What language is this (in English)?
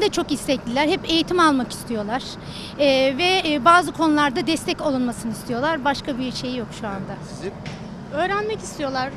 Turkish